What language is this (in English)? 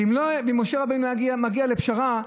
Hebrew